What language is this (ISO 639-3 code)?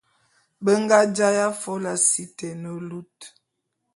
bum